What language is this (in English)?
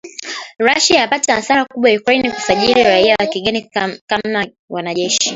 Swahili